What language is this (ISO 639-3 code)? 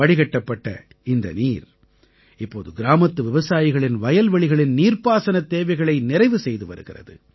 tam